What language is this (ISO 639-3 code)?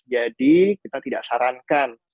ind